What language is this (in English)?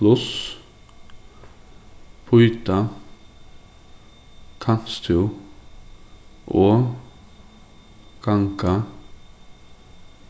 Faroese